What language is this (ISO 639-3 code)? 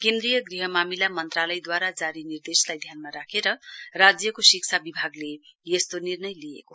nep